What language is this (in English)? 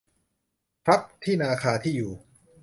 Thai